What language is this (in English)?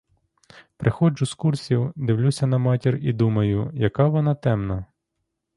Ukrainian